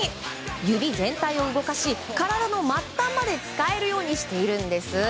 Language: Japanese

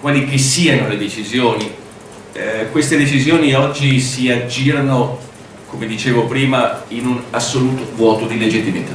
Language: Italian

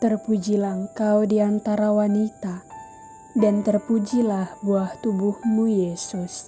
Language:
Indonesian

